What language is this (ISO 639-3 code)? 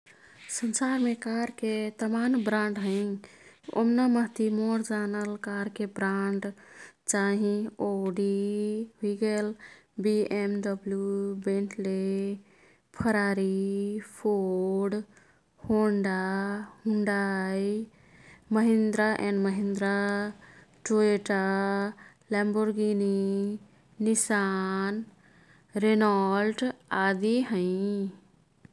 tkt